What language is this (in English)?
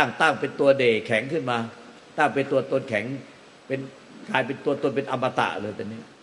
Thai